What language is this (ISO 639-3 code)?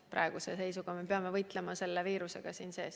est